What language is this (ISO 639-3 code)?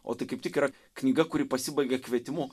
lit